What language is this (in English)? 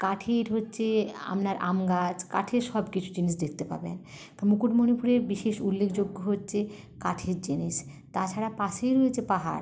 Bangla